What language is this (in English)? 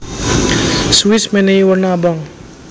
Javanese